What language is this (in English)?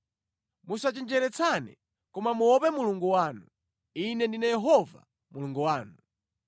Nyanja